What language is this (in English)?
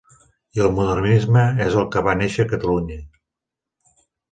Catalan